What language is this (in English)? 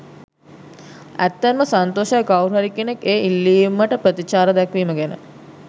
Sinhala